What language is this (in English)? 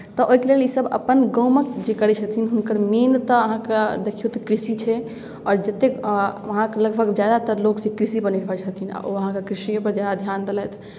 Maithili